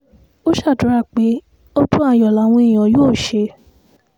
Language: Yoruba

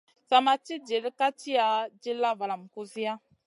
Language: Masana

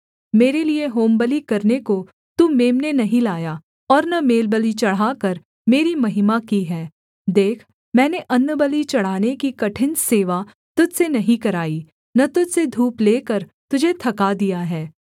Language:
Hindi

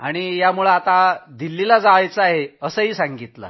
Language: Marathi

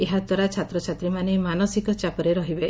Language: Odia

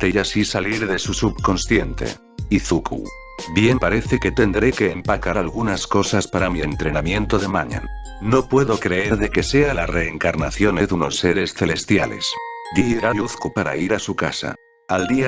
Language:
Spanish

